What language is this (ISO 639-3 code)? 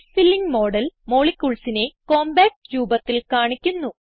mal